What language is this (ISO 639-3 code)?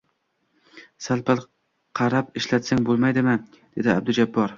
uzb